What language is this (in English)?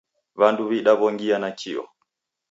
Taita